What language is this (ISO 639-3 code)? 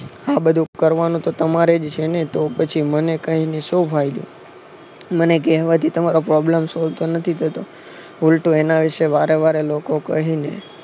guj